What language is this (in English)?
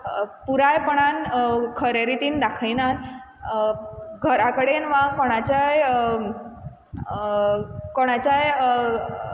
Konkani